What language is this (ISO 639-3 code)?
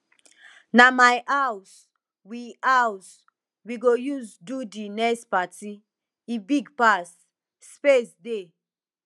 pcm